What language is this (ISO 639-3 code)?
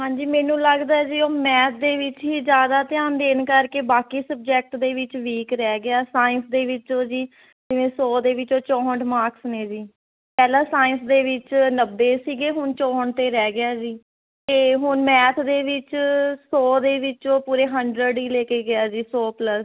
pan